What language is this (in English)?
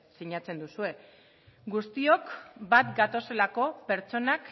Basque